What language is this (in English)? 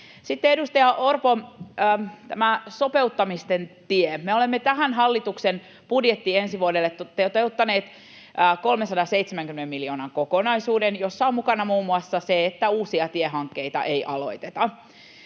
Finnish